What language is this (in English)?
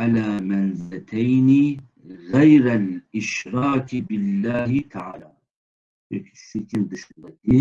Turkish